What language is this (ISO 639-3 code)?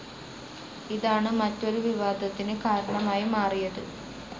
mal